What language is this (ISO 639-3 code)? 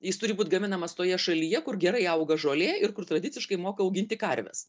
lit